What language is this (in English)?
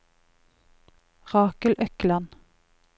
Norwegian